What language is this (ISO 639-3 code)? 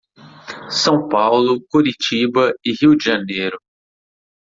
por